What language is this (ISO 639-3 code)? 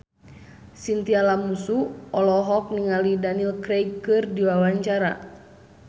sun